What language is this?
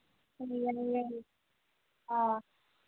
Manipuri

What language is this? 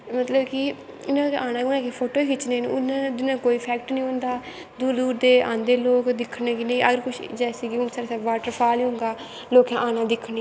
Dogri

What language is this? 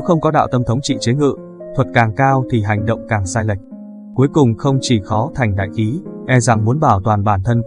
Vietnamese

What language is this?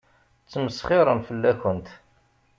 Kabyle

